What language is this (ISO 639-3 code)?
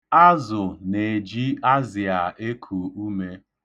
ibo